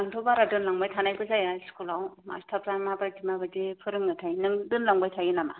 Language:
Bodo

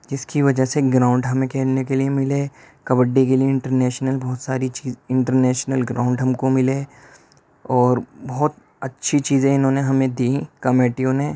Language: Urdu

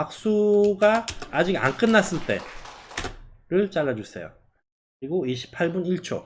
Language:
Korean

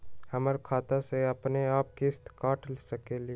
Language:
Magahi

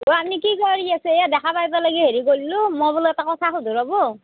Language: Assamese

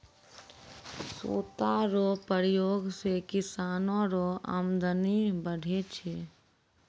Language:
Maithili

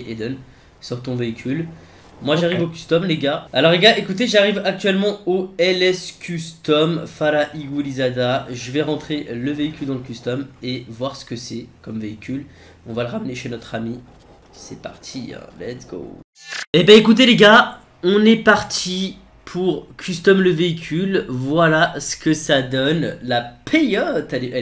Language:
French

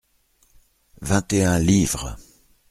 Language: French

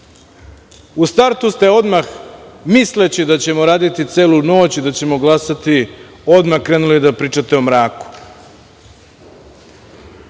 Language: Serbian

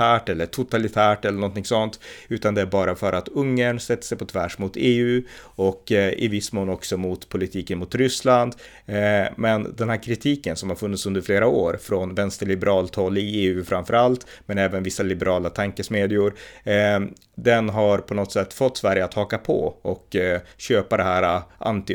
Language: Swedish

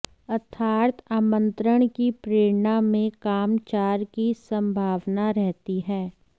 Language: Sanskrit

